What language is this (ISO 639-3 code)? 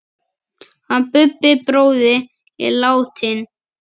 isl